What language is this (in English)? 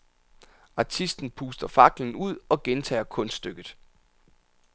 Danish